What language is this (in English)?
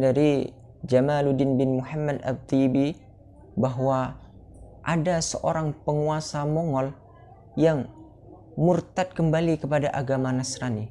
Indonesian